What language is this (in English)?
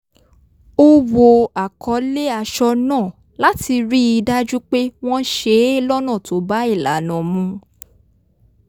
Yoruba